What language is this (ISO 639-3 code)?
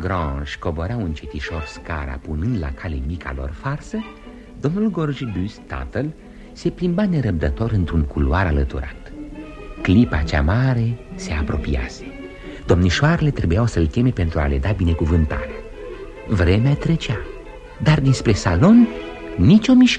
ron